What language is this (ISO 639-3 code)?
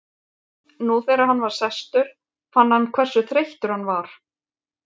isl